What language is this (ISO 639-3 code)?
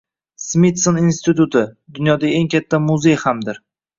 uzb